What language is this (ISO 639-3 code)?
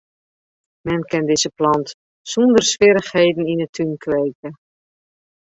fry